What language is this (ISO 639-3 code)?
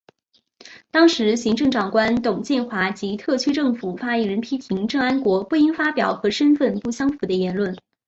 zho